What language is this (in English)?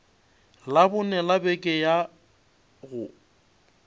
Northern Sotho